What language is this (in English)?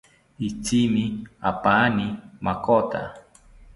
South Ucayali Ashéninka